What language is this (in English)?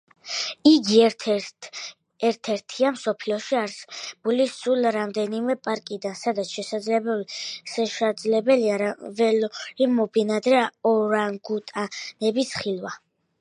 Georgian